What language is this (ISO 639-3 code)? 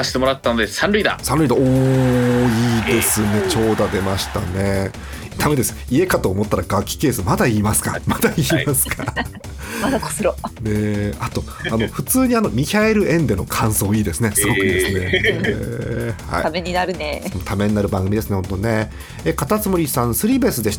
jpn